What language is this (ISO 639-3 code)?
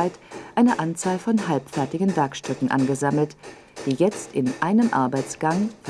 deu